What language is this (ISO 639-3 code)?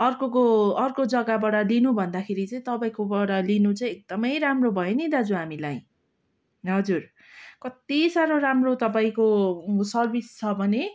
nep